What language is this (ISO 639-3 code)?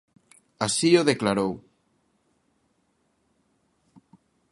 glg